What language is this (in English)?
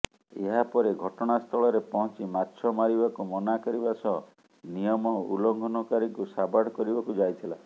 Odia